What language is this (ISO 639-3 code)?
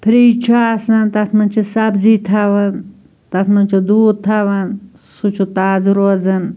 kas